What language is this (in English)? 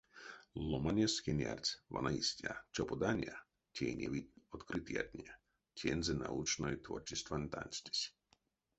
Erzya